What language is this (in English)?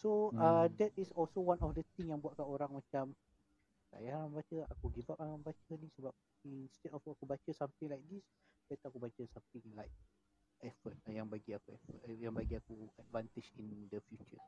Malay